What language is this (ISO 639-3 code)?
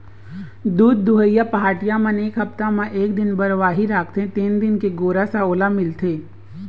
hne